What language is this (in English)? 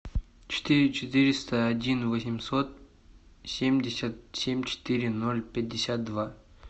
Russian